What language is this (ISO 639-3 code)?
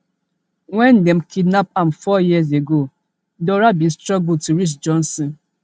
pcm